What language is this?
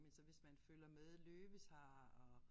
Danish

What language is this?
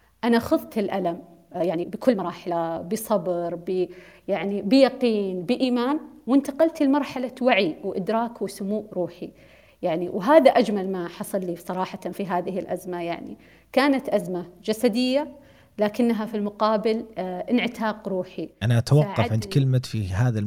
Arabic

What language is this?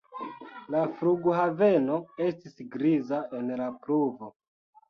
Esperanto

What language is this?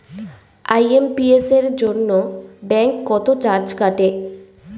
Bangla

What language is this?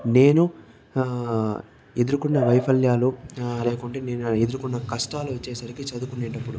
Telugu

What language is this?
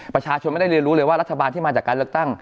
Thai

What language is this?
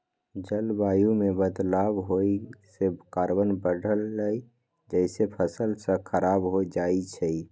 Magahi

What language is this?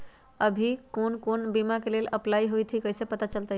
Magahi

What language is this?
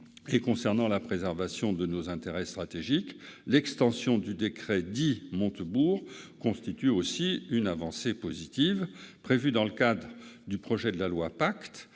French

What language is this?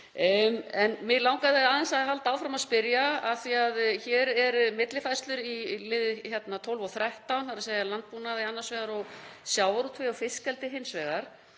Icelandic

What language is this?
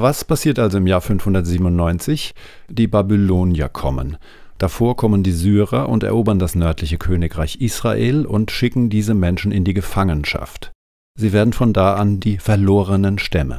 German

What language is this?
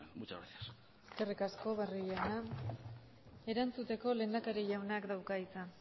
Basque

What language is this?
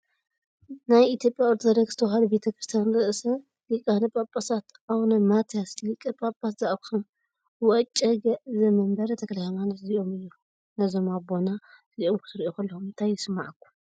Tigrinya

